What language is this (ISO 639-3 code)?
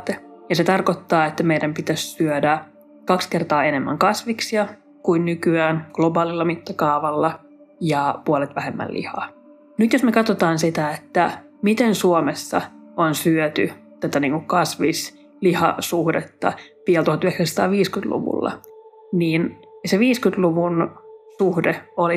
fin